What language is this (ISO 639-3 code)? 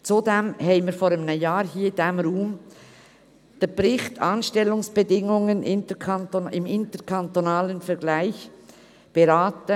gsw